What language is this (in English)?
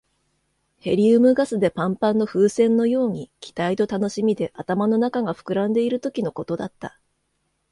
Japanese